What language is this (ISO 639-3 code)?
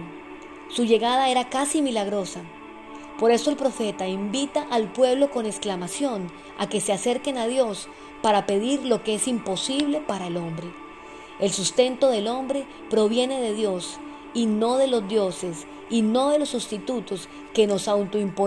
spa